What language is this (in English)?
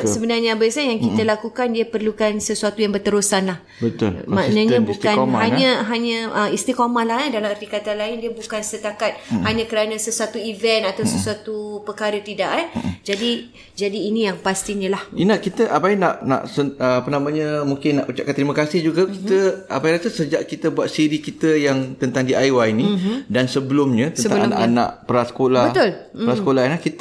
Malay